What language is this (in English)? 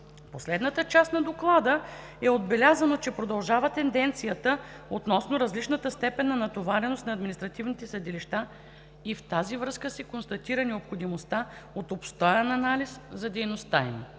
Bulgarian